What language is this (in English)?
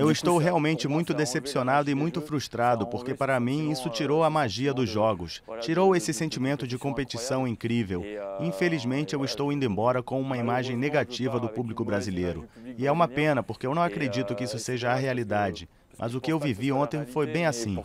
Portuguese